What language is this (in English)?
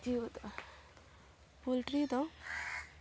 Santali